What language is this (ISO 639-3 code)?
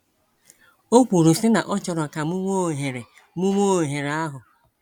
ibo